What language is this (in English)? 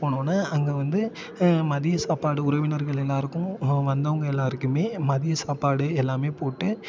Tamil